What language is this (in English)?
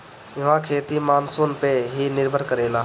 Bhojpuri